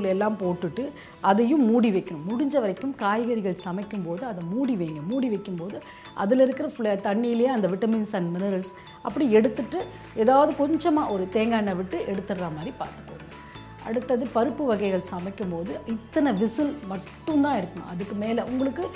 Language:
Tamil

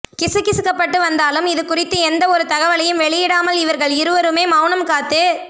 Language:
Tamil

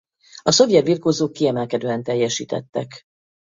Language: Hungarian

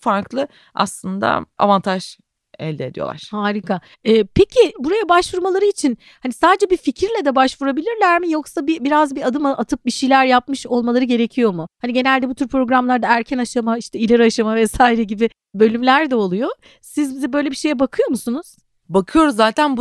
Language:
Turkish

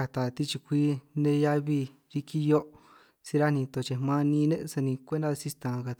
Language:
San Martín Itunyoso Triqui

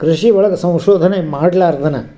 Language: Kannada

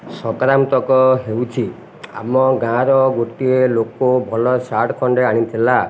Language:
Odia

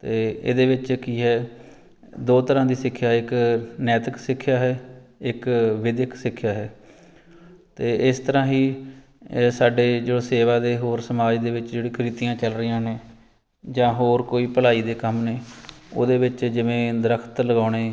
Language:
Punjabi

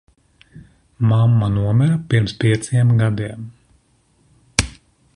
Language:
Latvian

